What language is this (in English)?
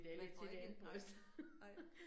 Danish